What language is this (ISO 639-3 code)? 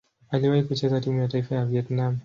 swa